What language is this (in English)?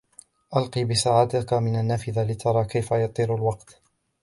Arabic